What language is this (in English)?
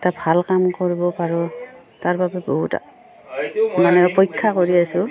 Assamese